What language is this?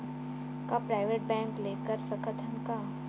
Chhattisgarhi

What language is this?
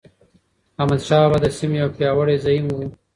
Pashto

